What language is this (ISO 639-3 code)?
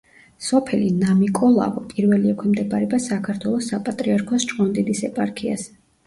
kat